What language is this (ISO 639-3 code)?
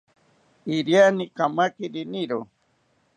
cpy